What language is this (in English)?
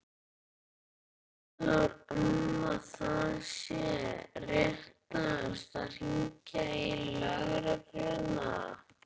Icelandic